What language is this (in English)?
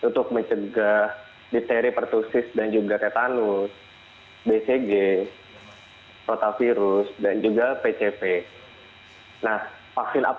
Indonesian